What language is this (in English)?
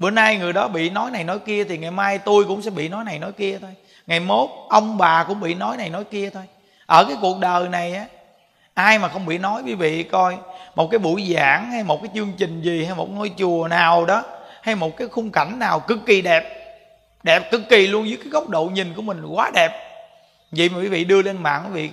Vietnamese